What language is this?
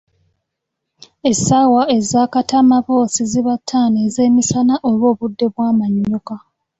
Ganda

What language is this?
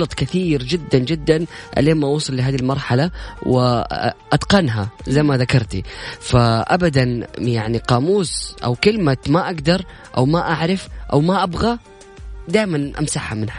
Arabic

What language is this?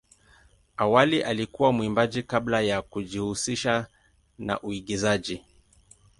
Swahili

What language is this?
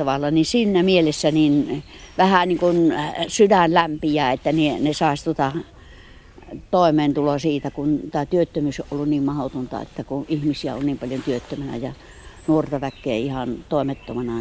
Finnish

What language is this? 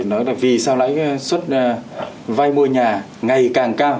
Vietnamese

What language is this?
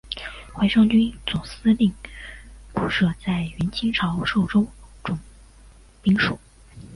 Chinese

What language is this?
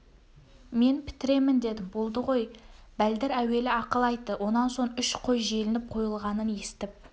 Kazakh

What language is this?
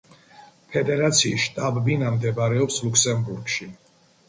Georgian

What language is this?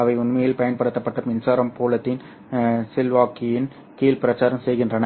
Tamil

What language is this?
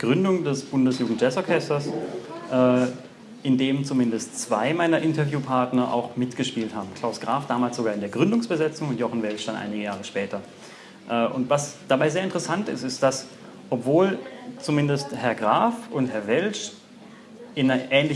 German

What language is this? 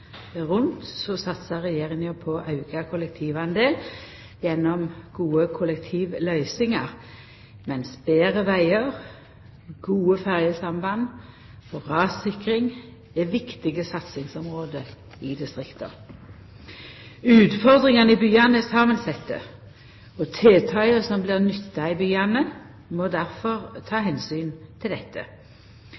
Norwegian Nynorsk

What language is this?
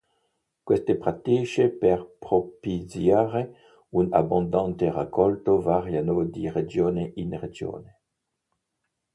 Italian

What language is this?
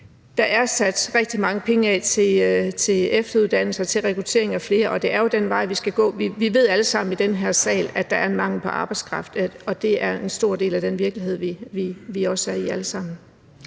Danish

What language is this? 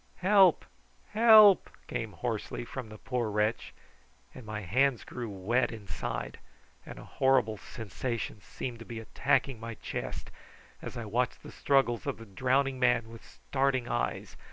English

